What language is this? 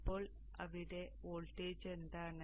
Malayalam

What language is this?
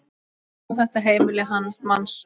Icelandic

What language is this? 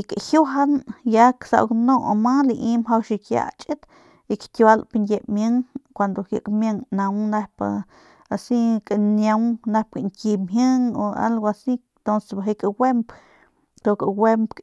Northern Pame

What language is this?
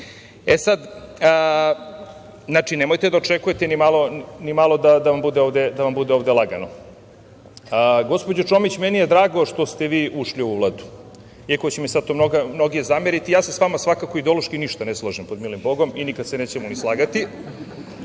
Serbian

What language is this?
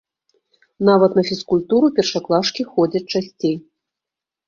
Belarusian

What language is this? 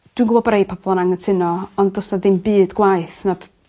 Welsh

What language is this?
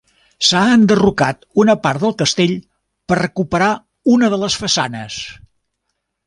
Catalan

